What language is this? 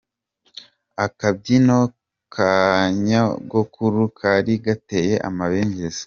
Kinyarwanda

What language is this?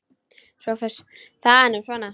Icelandic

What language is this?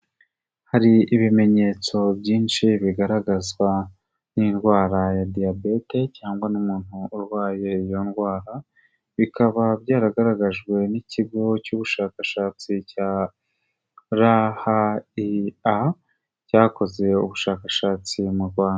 Kinyarwanda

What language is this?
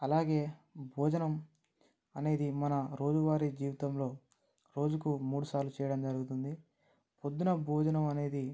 Telugu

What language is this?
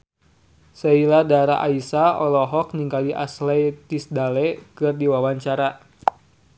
Sundanese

